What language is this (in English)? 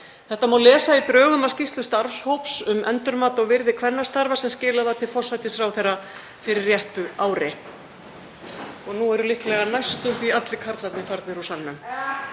Icelandic